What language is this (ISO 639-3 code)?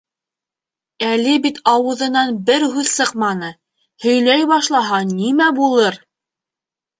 bak